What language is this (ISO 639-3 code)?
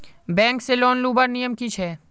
mag